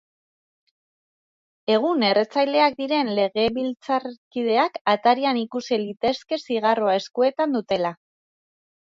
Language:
Basque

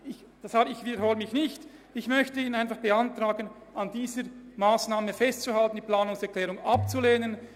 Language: Swiss German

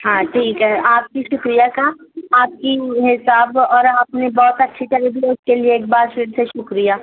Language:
Urdu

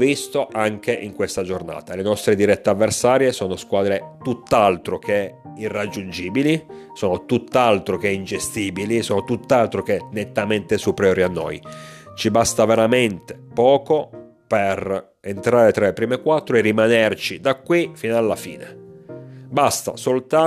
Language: Italian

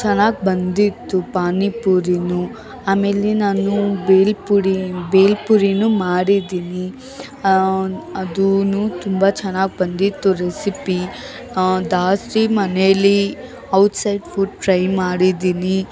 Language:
Kannada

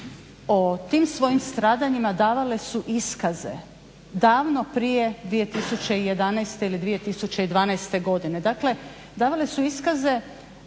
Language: Croatian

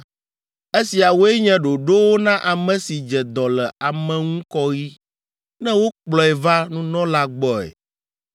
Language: Ewe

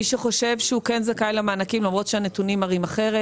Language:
Hebrew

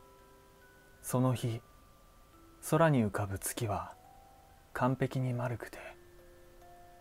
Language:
Japanese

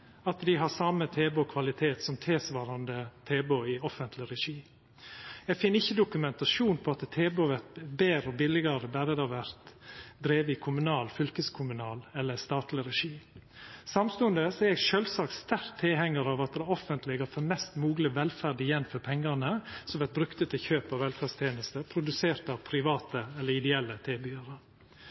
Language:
Norwegian Nynorsk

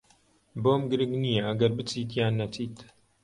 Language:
Central Kurdish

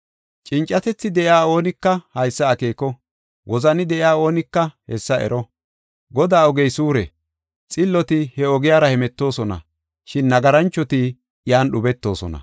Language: Gofa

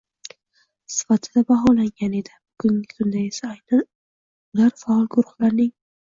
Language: Uzbek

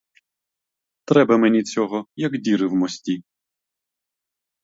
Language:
Ukrainian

